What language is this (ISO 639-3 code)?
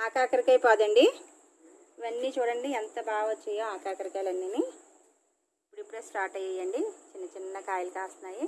tel